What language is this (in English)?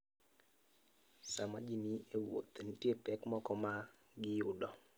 Luo (Kenya and Tanzania)